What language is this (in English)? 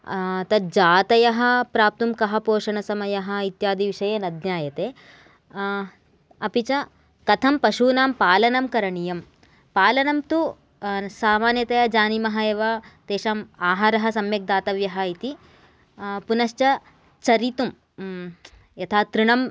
Sanskrit